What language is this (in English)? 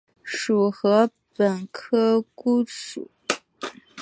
Chinese